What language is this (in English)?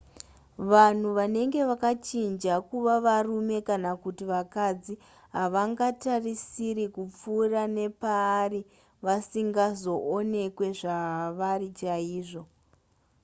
Shona